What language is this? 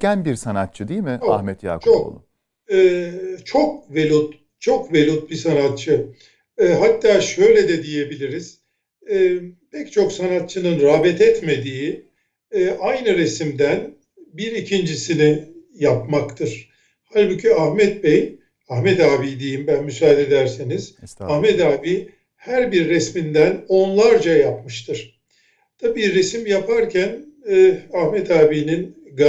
Turkish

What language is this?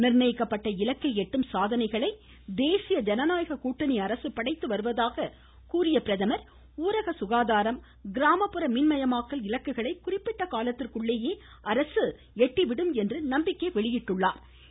Tamil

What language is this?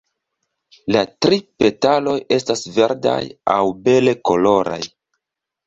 Esperanto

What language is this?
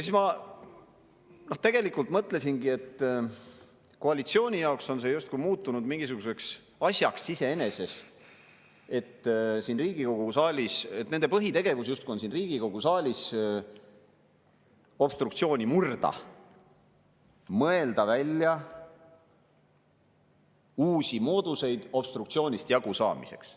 Estonian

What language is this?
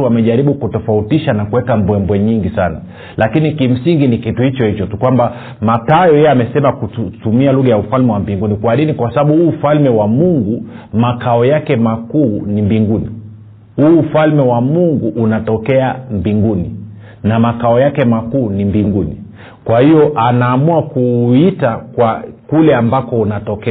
Swahili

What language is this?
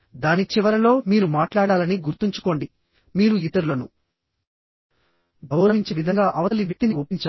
Telugu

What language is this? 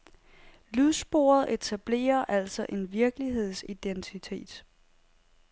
Danish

